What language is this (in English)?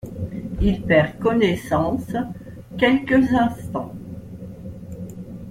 French